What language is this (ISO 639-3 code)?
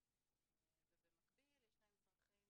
heb